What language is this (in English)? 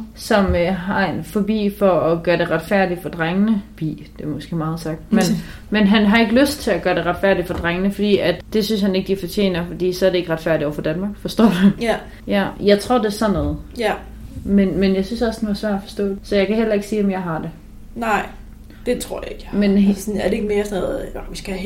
Danish